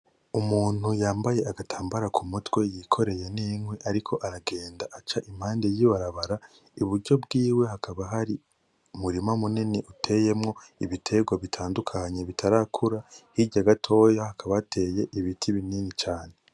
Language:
Rundi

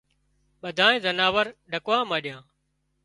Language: Wadiyara Koli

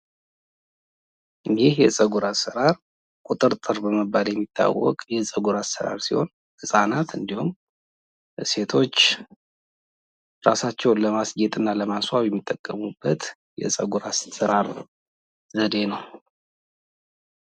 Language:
Amharic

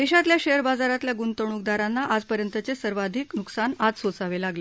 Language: Marathi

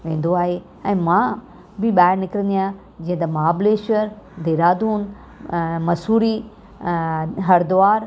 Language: Sindhi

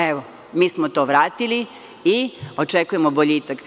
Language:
Serbian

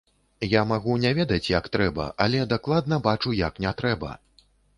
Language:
Belarusian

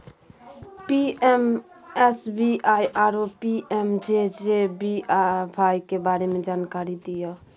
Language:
Maithili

